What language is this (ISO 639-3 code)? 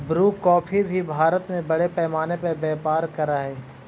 mag